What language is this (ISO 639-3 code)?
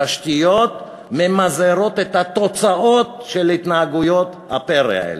heb